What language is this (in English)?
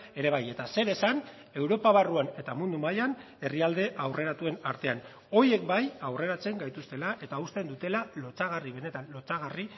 Basque